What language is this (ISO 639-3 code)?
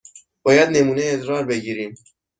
fas